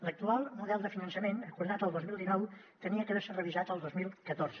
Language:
Catalan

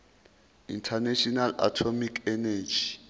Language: Zulu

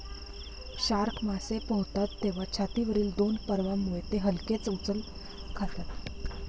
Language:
Marathi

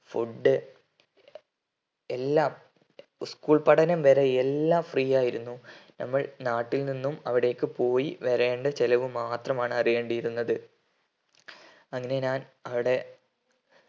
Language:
Malayalam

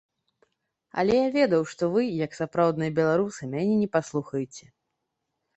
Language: Belarusian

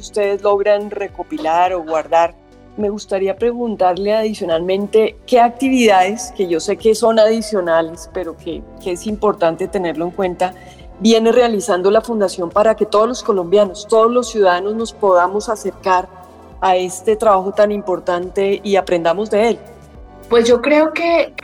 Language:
Spanish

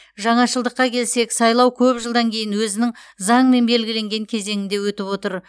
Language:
Kazakh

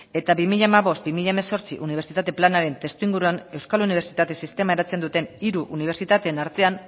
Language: Basque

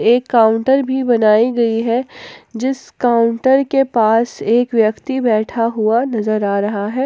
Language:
Hindi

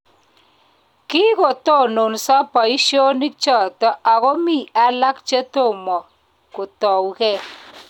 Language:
Kalenjin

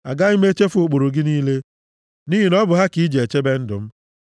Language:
Igbo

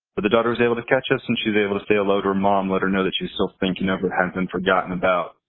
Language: English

